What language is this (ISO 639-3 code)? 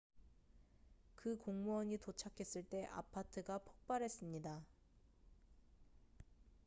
kor